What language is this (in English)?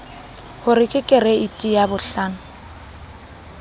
Southern Sotho